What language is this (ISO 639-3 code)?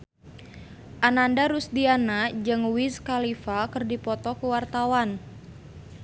sun